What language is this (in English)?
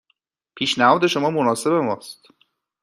Persian